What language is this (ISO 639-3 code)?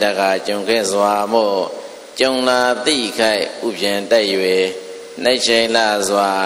ind